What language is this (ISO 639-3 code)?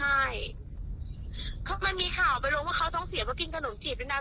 tha